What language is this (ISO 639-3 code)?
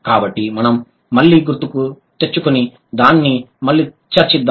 tel